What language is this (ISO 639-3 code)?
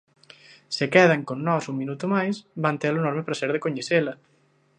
glg